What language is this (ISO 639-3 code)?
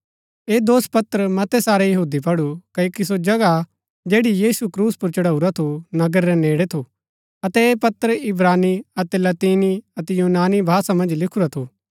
gbk